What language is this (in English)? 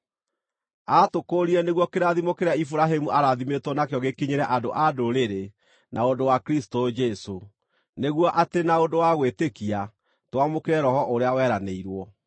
Kikuyu